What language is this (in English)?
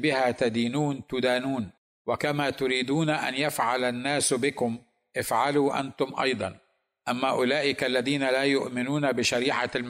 Arabic